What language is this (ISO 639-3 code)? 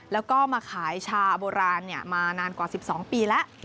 tha